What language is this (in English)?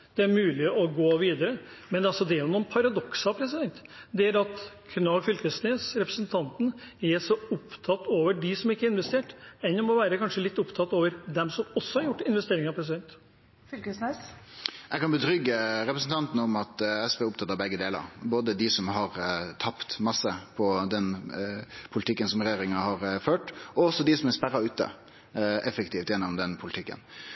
Norwegian